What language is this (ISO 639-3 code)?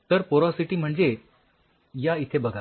mar